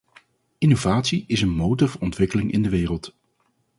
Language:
Dutch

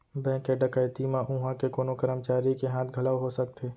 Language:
Chhattisgarhi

